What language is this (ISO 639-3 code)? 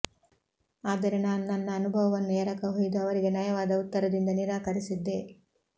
kan